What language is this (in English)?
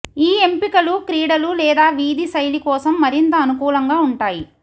Telugu